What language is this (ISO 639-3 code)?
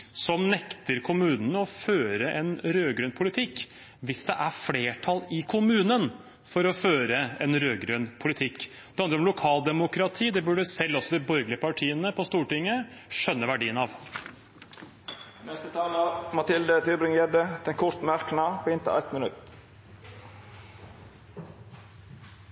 nor